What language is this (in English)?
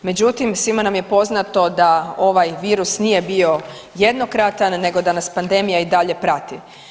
Croatian